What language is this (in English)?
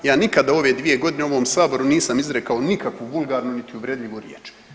Croatian